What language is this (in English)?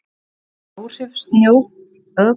Icelandic